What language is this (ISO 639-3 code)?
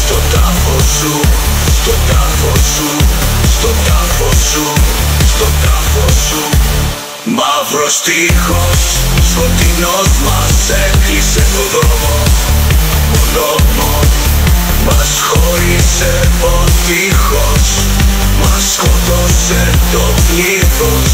ell